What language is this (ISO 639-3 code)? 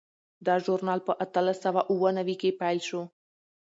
pus